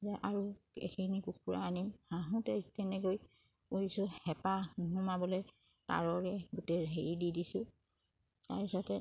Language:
Assamese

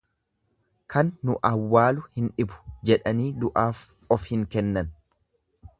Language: Oromo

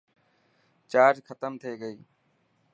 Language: Dhatki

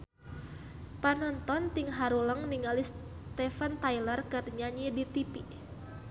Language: Sundanese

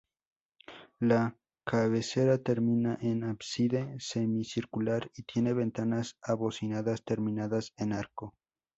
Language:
Spanish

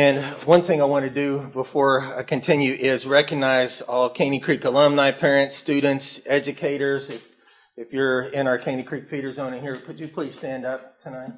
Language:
English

